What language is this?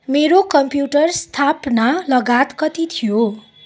Nepali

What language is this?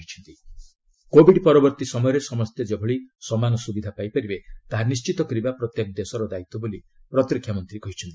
Odia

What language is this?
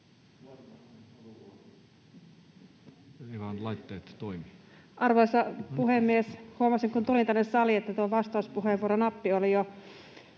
Finnish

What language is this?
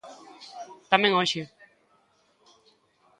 Galician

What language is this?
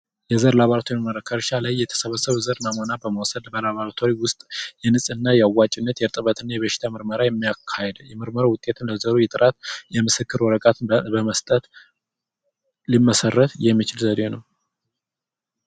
Amharic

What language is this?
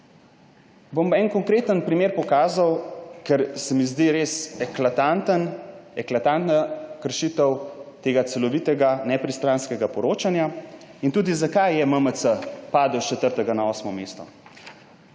Slovenian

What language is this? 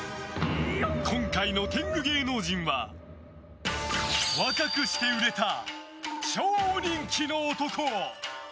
Japanese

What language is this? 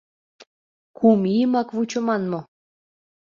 Mari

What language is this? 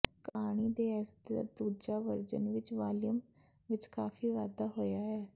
Punjabi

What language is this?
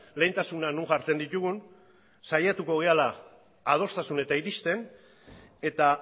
Basque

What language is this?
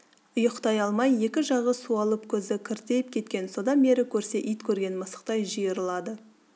Kazakh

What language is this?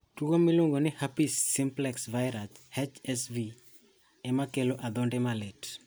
Luo (Kenya and Tanzania)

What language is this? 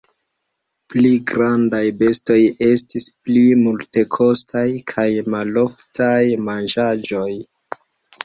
Esperanto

